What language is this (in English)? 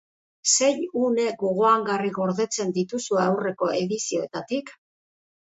Basque